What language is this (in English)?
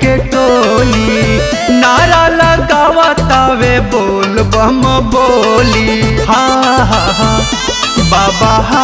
Hindi